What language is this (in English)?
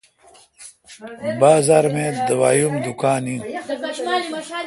Kalkoti